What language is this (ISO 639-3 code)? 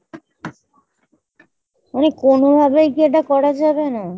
ben